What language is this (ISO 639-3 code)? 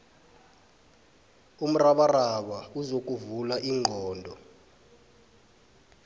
nbl